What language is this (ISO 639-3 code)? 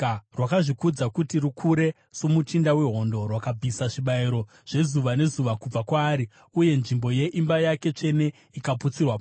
sna